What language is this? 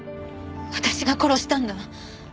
Japanese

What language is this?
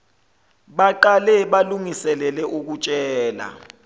Zulu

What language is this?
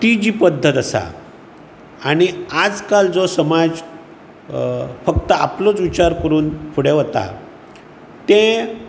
Konkani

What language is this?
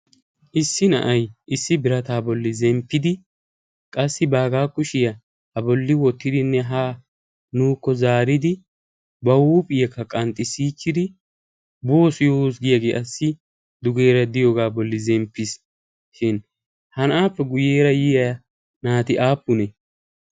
Wolaytta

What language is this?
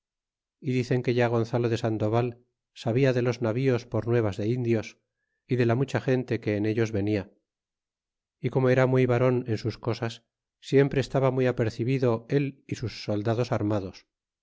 Spanish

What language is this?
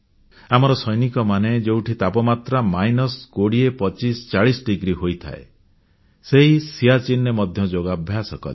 Odia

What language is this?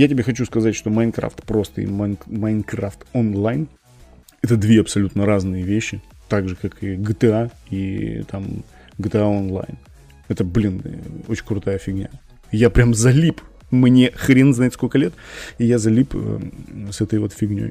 Russian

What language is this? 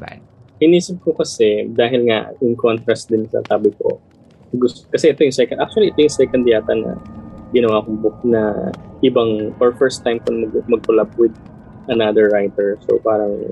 Filipino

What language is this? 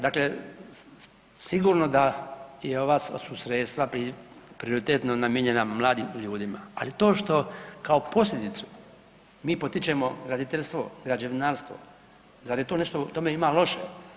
Croatian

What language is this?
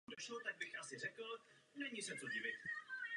Czech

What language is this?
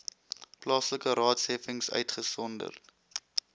Afrikaans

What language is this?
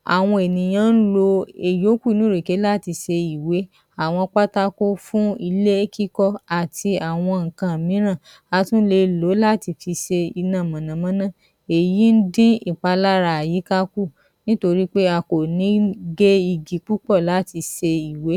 Yoruba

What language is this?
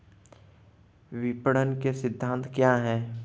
Hindi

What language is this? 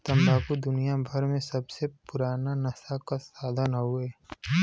Bhojpuri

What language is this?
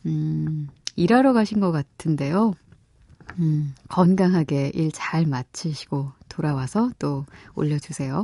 Korean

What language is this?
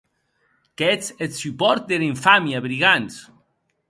Occitan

